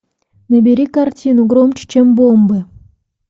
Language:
Russian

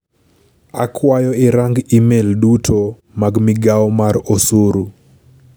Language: Luo (Kenya and Tanzania)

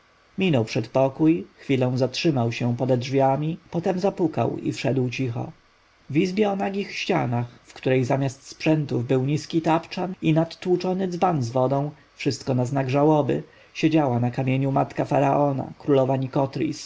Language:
Polish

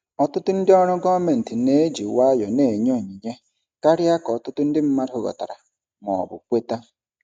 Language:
Igbo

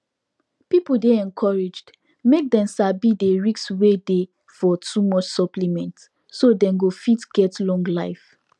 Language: Nigerian Pidgin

